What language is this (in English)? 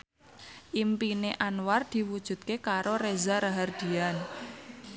Javanese